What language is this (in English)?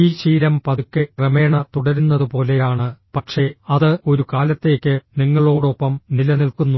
Malayalam